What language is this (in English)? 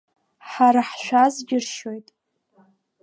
Abkhazian